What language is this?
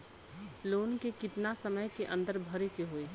Bhojpuri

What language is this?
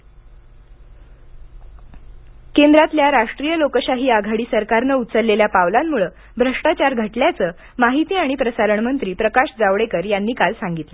Marathi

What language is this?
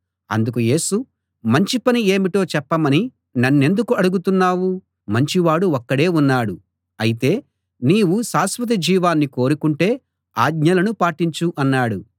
Telugu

